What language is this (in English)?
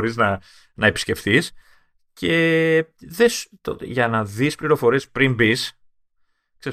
Greek